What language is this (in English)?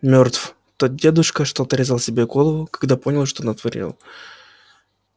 Russian